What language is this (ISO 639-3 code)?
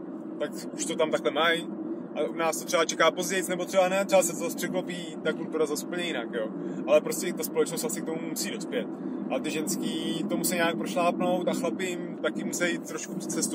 ces